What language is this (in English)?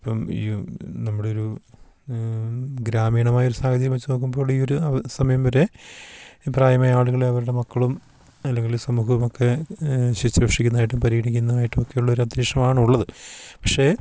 Malayalam